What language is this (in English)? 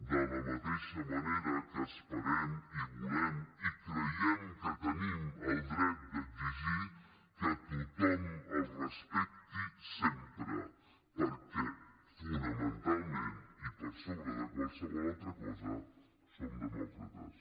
Catalan